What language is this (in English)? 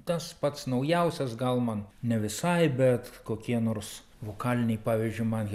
Lithuanian